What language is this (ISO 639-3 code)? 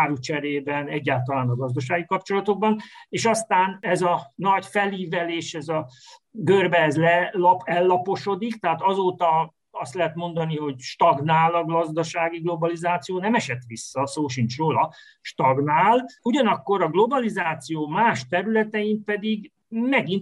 hun